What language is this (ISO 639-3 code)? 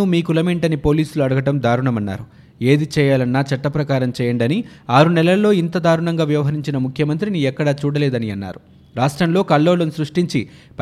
tel